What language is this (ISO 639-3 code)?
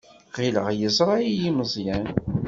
kab